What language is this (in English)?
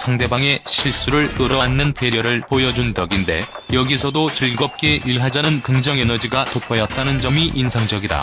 Korean